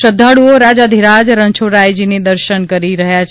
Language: Gujarati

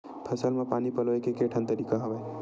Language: Chhattisgarhi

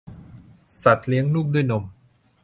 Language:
Thai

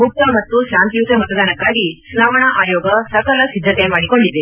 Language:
Kannada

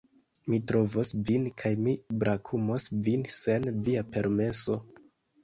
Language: Esperanto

